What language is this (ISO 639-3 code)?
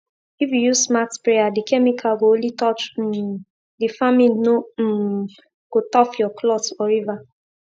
pcm